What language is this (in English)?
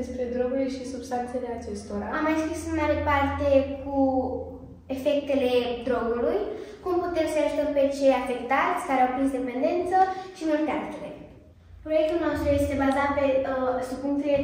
Romanian